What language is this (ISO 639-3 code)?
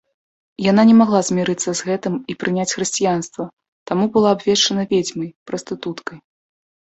bel